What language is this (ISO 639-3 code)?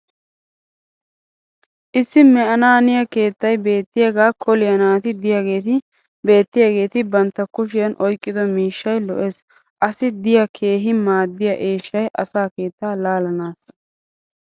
wal